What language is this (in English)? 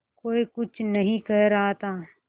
Hindi